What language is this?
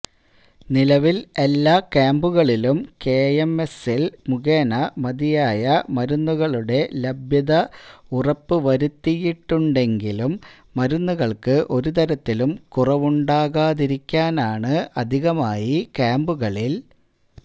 Malayalam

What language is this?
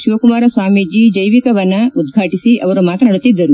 Kannada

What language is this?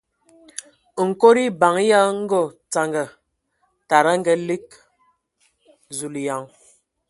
Ewondo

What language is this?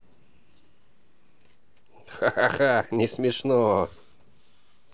Russian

